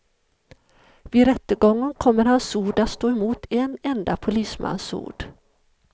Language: Swedish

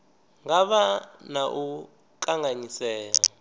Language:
Venda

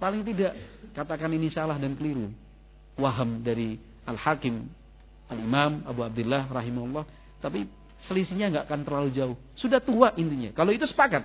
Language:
Indonesian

